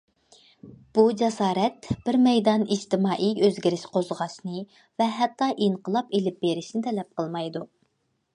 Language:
Uyghur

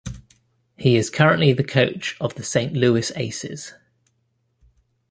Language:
English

